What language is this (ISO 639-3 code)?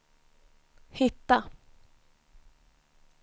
swe